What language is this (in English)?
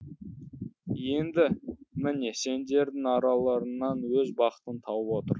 Kazakh